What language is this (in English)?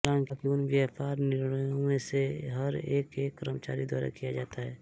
Hindi